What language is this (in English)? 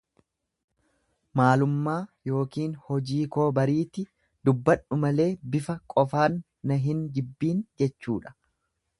Oromo